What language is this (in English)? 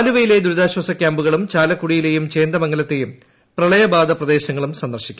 Malayalam